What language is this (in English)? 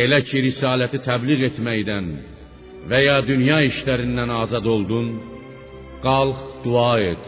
Persian